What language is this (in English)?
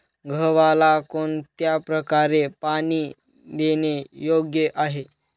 Marathi